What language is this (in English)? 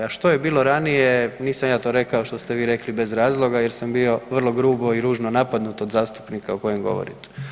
Croatian